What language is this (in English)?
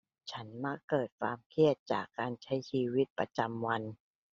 Thai